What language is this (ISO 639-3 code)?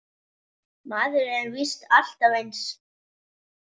isl